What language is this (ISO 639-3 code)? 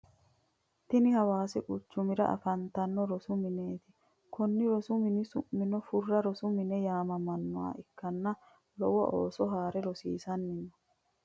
sid